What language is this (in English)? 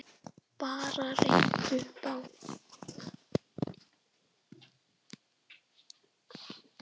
Icelandic